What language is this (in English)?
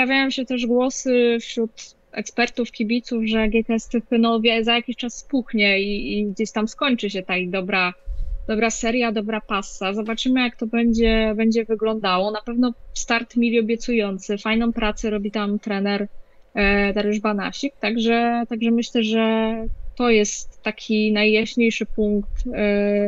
Polish